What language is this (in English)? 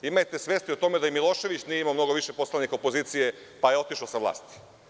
Serbian